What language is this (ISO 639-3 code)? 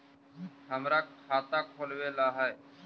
mag